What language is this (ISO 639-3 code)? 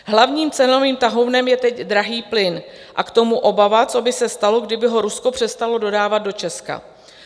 ces